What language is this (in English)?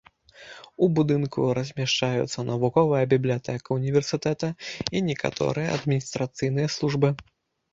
Belarusian